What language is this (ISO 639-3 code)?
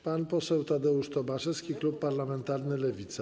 pol